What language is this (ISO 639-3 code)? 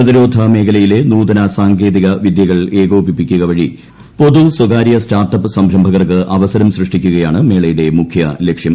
mal